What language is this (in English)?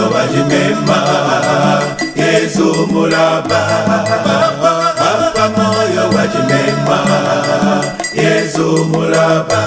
Indonesian